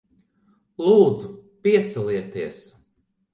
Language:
Latvian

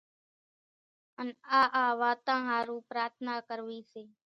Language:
Kachi Koli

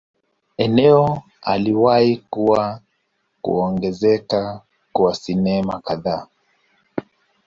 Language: Swahili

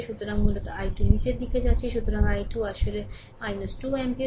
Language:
Bangla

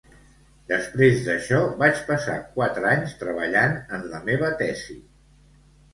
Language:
Catalan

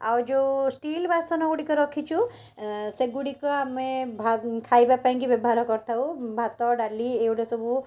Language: Odia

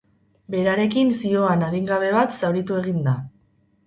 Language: Basque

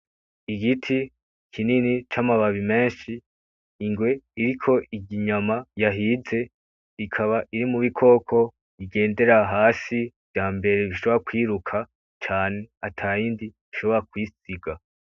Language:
Rundi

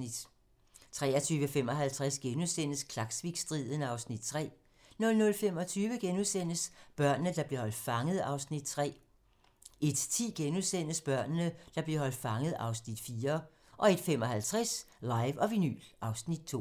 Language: Danish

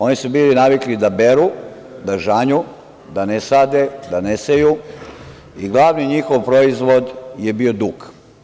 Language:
Serbian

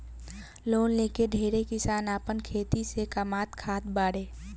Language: Bhojpuri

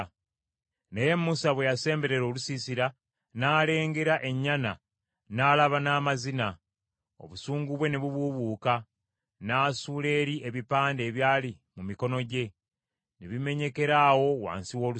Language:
Ganda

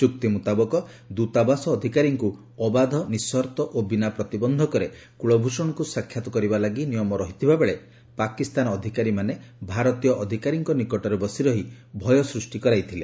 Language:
Odia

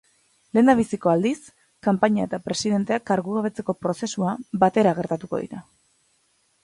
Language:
Basque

